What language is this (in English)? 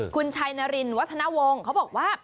Thai